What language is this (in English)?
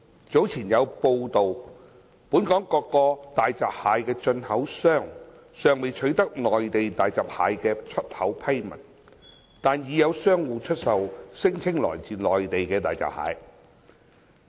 Cantonese